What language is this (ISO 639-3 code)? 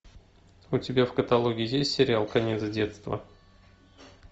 rus